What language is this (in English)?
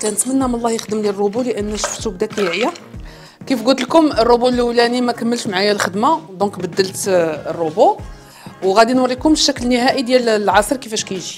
Arabic